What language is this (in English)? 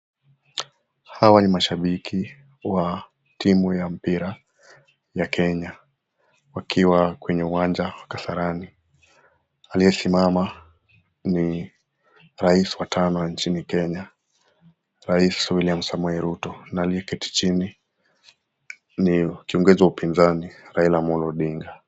Swahili